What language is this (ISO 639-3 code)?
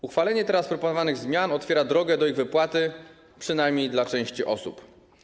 pol